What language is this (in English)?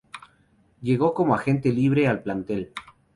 Spanish